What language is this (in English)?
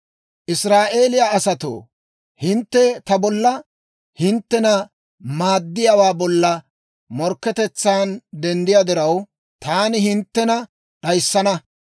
Dawro